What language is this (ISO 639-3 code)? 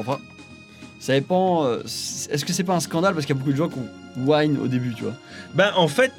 fra